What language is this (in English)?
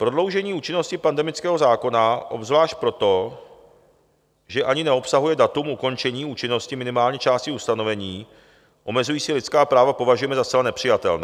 Czech